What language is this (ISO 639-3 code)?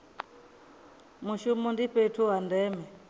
ven